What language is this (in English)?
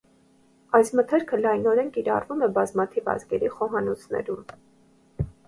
Armenian